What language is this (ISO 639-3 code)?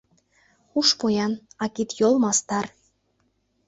chm